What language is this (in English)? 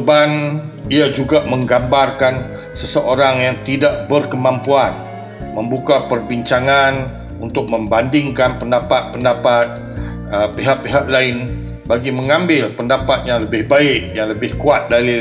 Malay